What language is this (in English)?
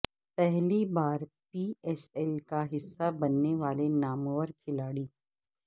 Urdu